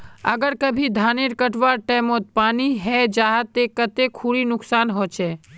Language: Magahi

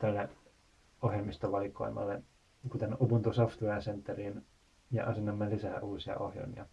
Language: Finnish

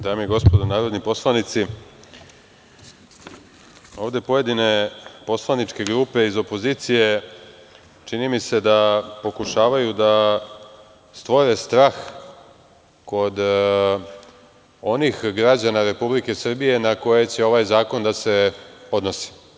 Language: Serbian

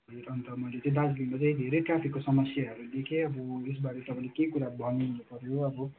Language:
Nepali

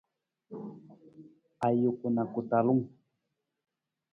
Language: Nawdm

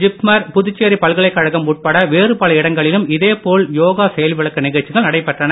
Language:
Tamil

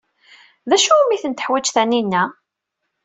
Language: Kabyle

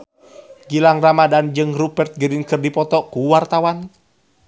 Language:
Sundanese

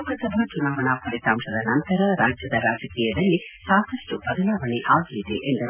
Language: Kannada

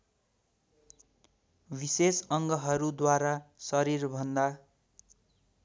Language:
Nepali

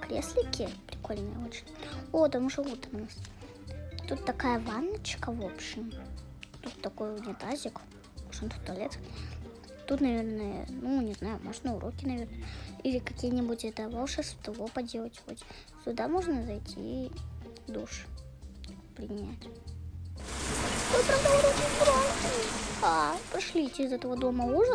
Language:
Russian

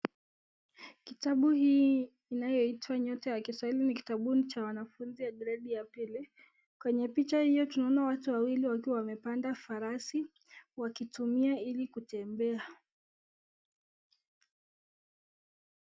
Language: Swahili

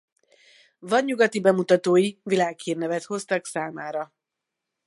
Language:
Hungarian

